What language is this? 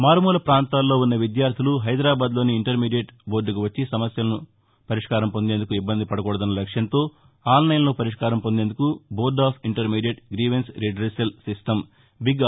Telugu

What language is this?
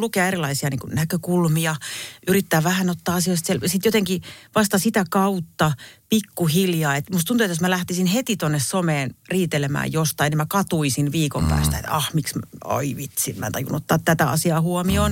Finnish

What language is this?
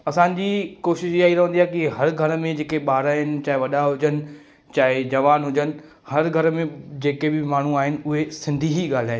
Sindhi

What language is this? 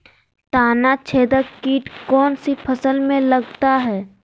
Magahi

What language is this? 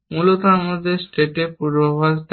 Bangla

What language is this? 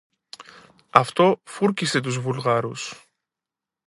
Greek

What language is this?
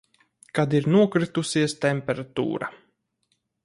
Latvian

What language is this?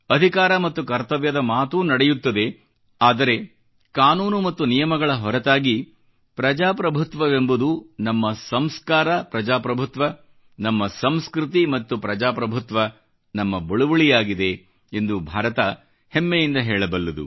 Kannada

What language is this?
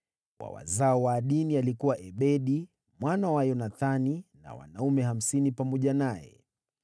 Swahili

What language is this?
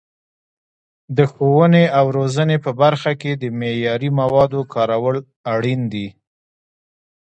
Pashto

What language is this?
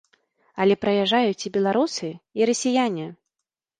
Belarusian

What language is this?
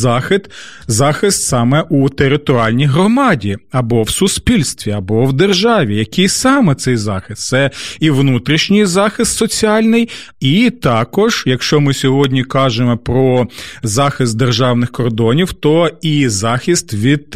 Ukrainian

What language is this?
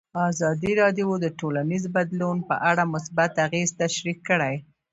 Pashto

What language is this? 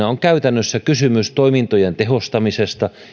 Finnish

